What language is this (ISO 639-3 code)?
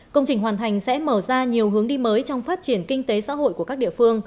vie